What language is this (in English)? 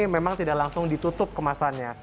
Indonesian